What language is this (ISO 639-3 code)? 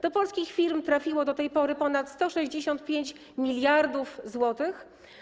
pol